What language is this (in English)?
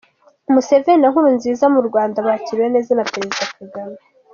Kinyarwanda